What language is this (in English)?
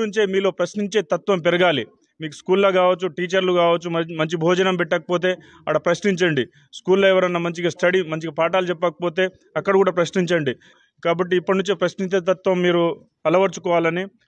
Indonesian